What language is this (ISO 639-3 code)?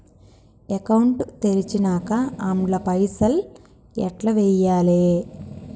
tel